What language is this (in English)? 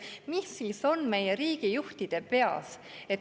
Estonian